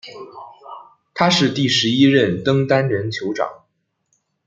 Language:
Chinese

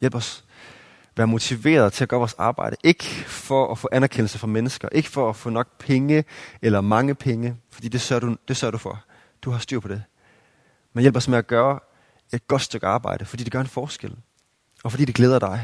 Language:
Danish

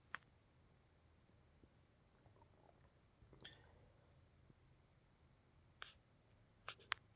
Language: Kannada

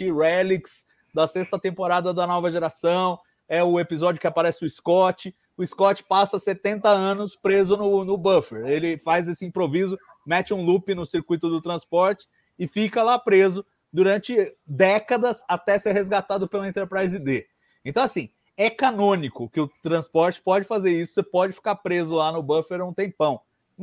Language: Portuguese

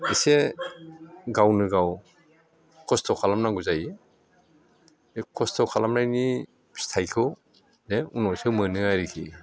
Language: Bodo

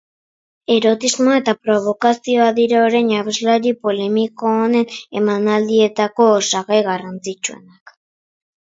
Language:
Basque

